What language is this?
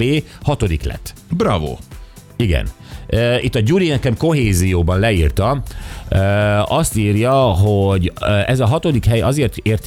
Hungarian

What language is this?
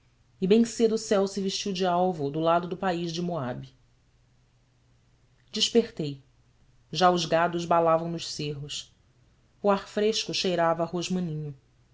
Portuguese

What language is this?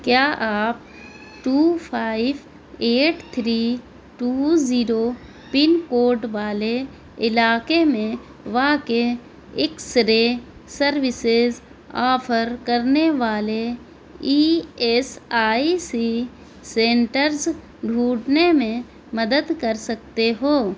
Urdu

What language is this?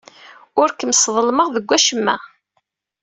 Kabyle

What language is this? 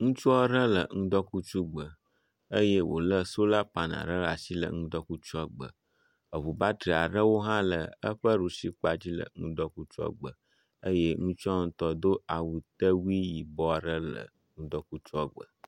Ewe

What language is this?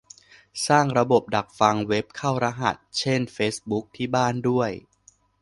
Thai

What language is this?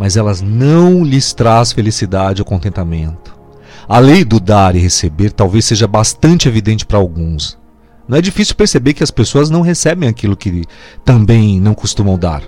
Portuguese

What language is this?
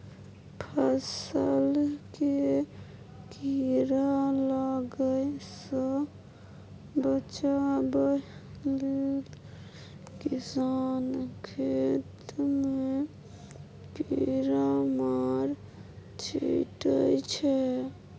Maithili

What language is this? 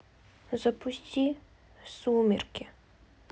Russian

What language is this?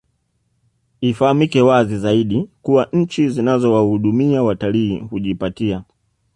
Swahili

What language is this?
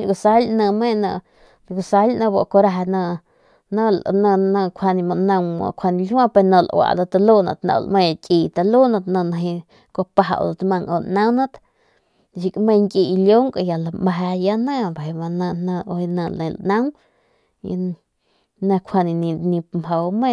Northern Pame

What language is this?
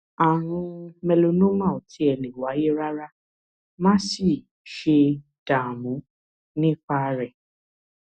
Yoruba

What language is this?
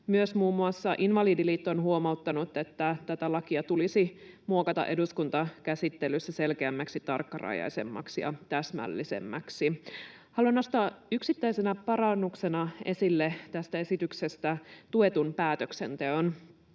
Finnish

